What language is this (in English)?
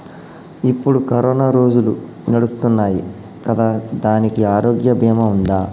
Telugu